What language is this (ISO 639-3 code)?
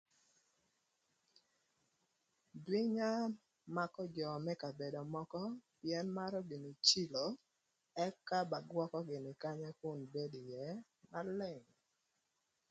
lth